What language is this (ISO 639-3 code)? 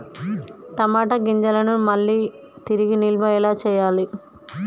tel